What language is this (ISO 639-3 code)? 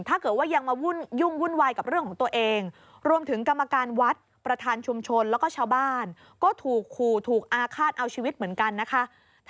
tha